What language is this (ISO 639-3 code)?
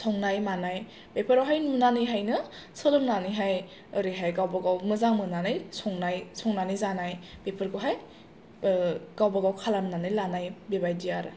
brx